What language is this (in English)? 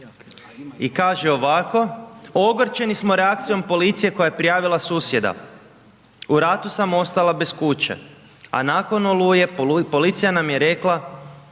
Croatian